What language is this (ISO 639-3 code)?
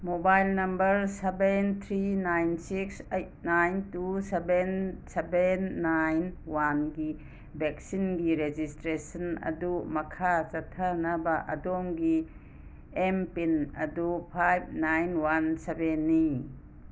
mni